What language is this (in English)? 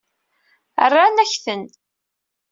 Kabyle